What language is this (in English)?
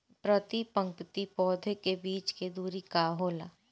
Bhojpuri